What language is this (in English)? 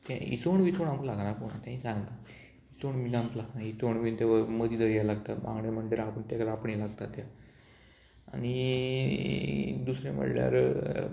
Konkani